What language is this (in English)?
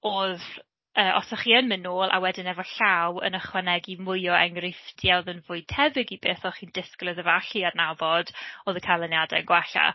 Welsh